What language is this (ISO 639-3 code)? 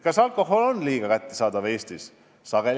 est